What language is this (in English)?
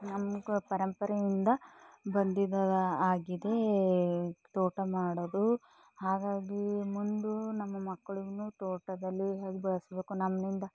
Kannada